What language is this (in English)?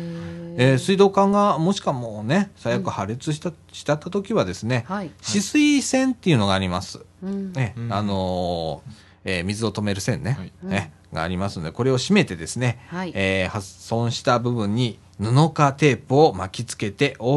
Japanese